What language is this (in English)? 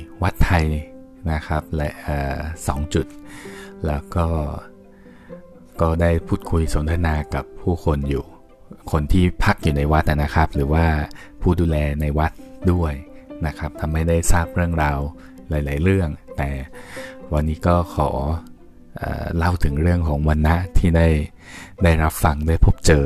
Thai